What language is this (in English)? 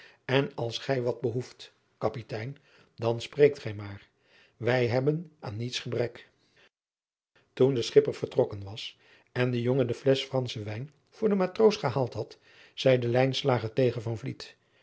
Dutch